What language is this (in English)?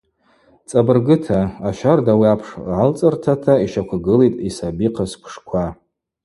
Abaza